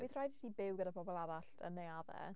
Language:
Welsh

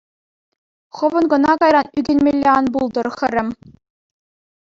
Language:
Chuvash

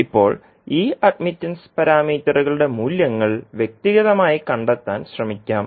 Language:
Malayalam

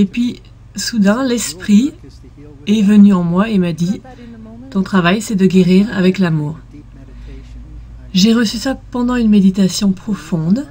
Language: French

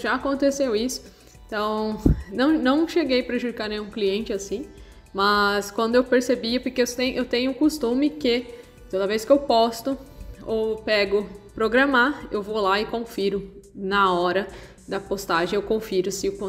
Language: Portuguese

